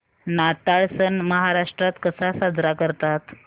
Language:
Marathi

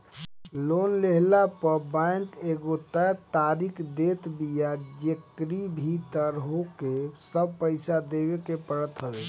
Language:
Bhojpuri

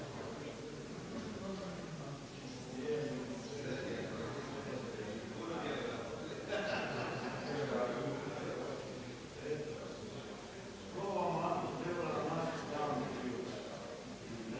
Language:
Croatian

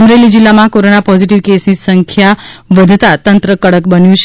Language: Gujarati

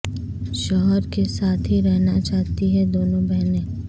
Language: Urdu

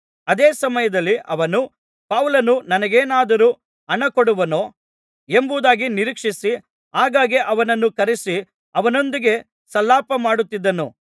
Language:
Kannada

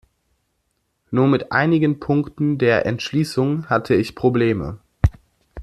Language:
German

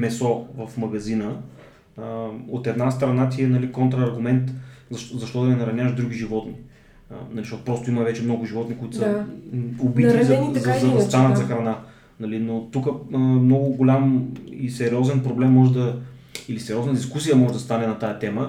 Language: Bulgarian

